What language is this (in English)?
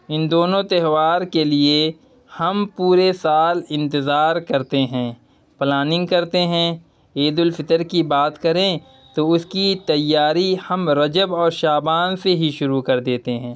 Urdu